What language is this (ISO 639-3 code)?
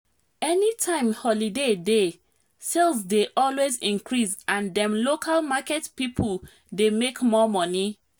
pcm